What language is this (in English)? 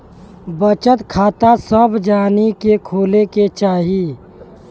Bhojpuri